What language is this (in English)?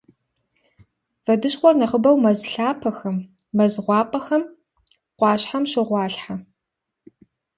Kabardian